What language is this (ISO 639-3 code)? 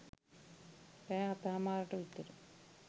sin